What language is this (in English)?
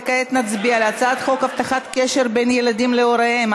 Hebrew